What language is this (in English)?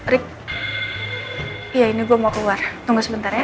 Indonesian